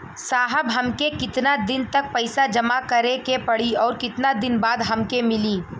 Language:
Bhojpuri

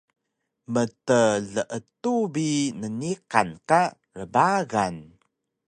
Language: Taroko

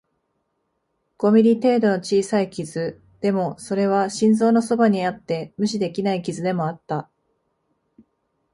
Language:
Japanese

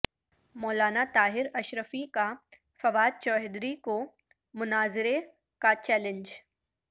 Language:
Urdu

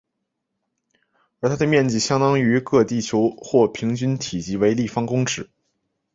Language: Chinese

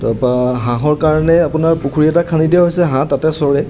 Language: Assamese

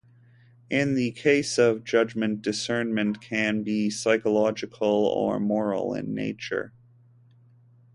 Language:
English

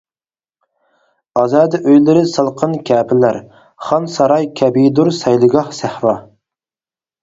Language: Uyghur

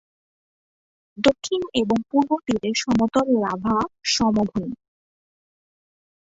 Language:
Bangla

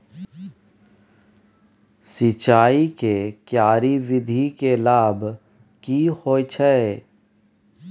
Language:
Maithili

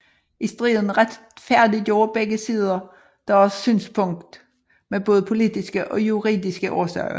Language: Danish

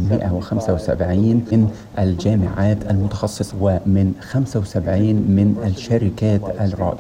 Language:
Arabic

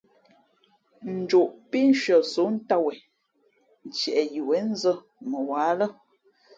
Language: Fe'fe'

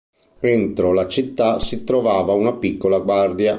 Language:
Italian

